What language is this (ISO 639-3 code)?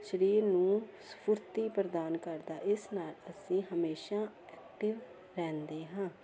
pan